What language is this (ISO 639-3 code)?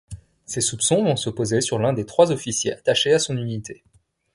fra